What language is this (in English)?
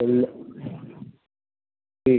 Bangla